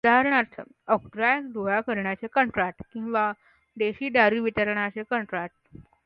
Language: Marathi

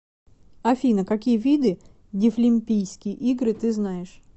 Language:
Russian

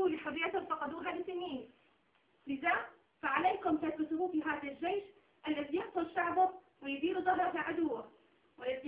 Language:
Arabic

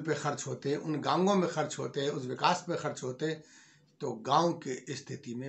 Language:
Hindi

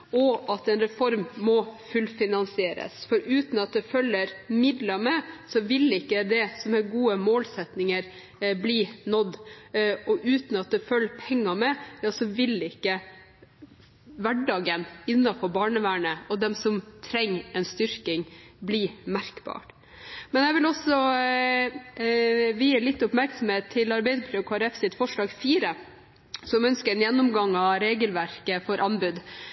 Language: Norwegian Bokmål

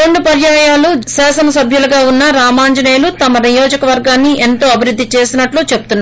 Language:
Telugu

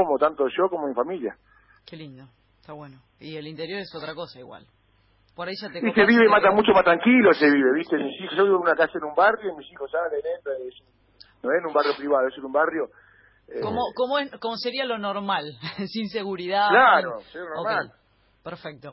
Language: Spanish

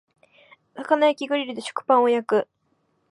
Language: Japanese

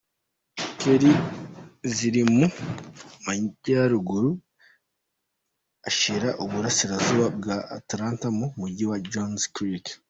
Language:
Kinyarwanda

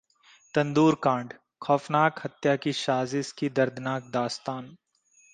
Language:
Hindi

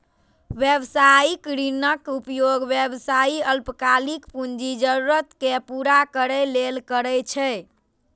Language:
Maithili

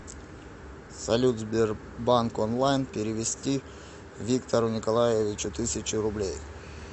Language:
Russian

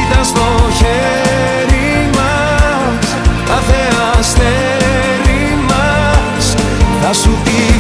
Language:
Greek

